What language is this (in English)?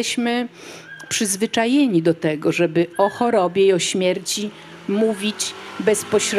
Polish